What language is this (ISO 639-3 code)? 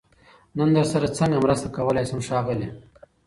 pus